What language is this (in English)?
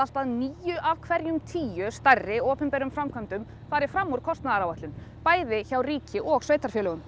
Icelandic